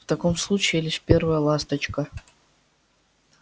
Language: Russian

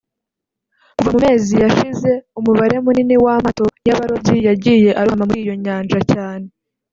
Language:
Kinyarwanda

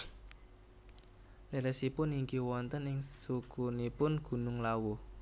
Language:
Javanese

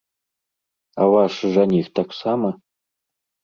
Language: Belarusian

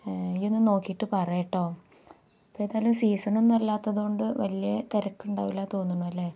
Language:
Malayalam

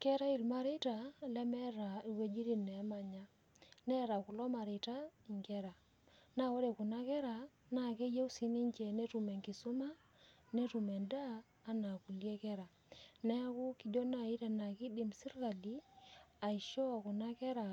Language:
Masai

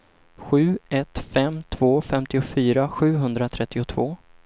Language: Swedish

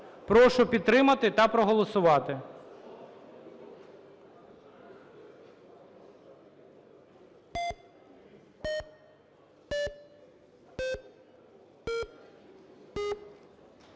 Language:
Ukrainian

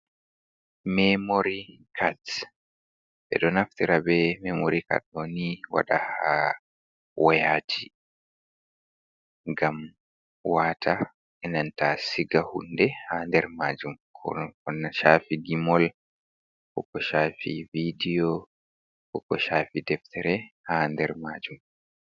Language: Fula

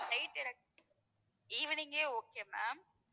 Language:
Tamil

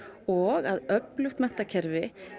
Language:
Icelandic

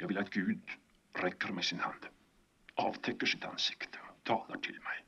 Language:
Swedish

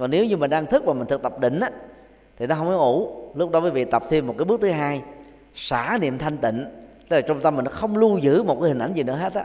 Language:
Vietnamese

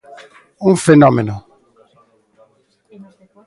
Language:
Galician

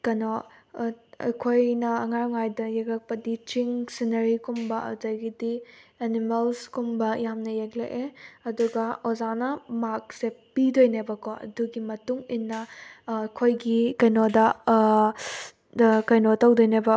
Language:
Manipuri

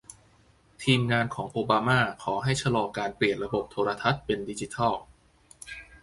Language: Thai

